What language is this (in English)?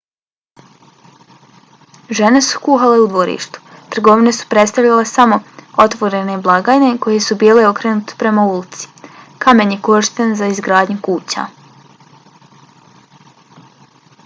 Bosnian